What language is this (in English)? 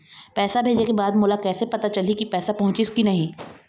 Chhattisgarhi